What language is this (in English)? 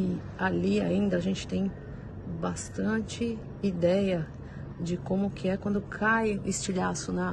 Portuguese